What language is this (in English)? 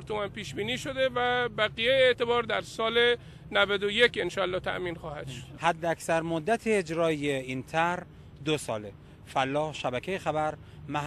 Persian